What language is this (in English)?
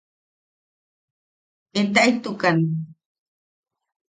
Yaqui